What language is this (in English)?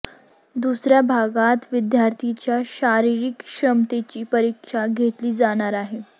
Marathi